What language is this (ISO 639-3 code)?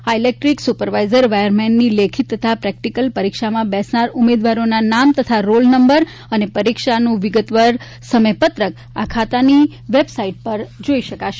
guj